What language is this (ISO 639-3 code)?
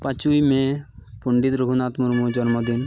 sat